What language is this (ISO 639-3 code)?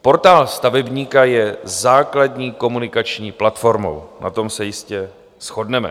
ces